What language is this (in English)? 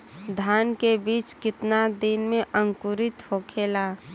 Bhojpuri